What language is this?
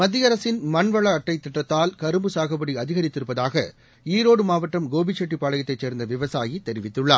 Tamil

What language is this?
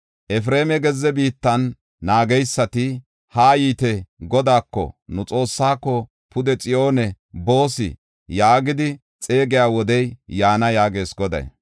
Gofa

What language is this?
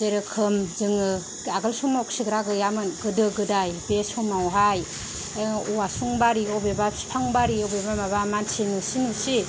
Bodo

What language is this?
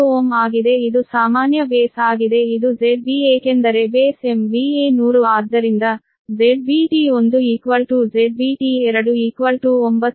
Kannada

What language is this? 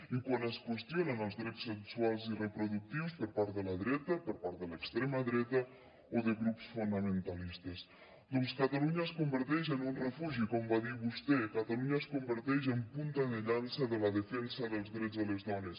Catalan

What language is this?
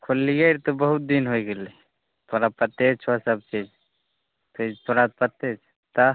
Maithili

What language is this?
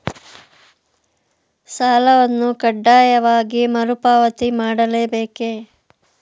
Kannada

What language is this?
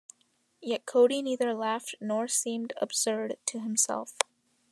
English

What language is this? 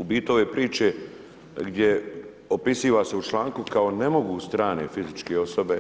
Croatian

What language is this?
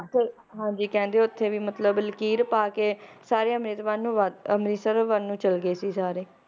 Punjabi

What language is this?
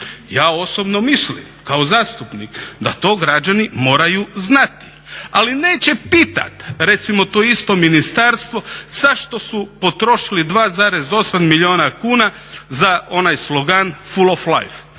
Croatian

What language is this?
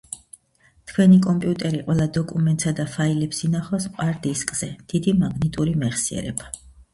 Georgian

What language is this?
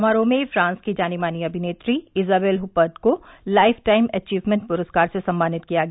Hindi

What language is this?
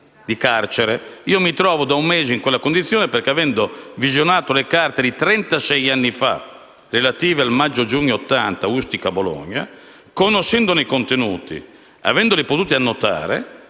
Italian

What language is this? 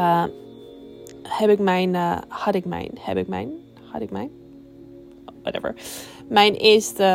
Dutch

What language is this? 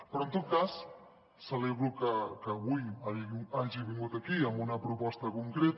Catalan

